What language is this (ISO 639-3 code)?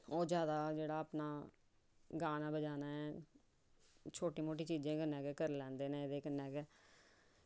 doi